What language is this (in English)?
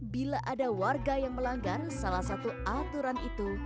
Indonesian